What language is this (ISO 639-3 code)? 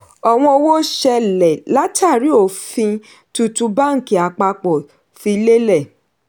yor